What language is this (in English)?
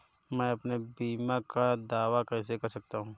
Hindi